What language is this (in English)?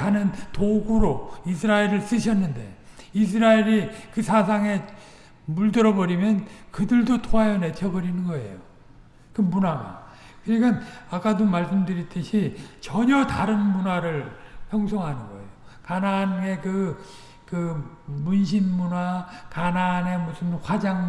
Korean